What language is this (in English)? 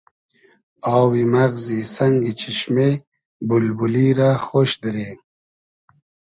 Hazaragi